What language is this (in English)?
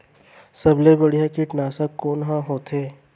Chhattisgarhi